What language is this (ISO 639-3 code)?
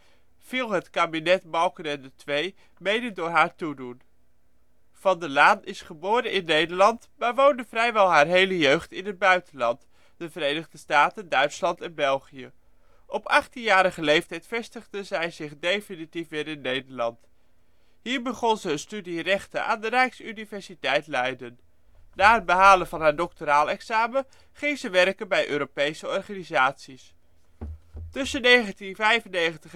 nld